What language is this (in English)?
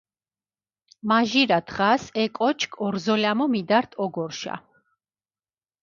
Mingrelian